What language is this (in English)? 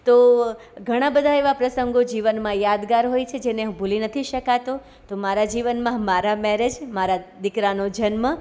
Gujarati